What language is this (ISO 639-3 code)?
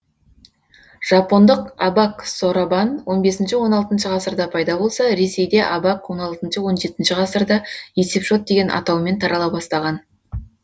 kaz